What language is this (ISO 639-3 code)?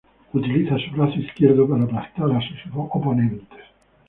spa